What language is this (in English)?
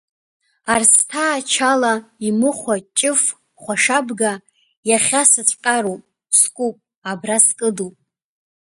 Abkhazian